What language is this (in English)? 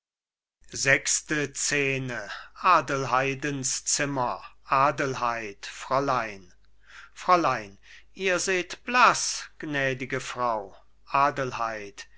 German